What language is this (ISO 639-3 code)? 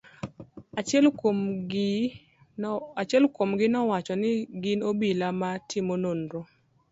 luo